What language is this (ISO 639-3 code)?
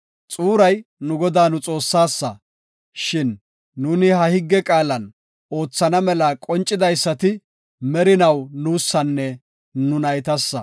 gof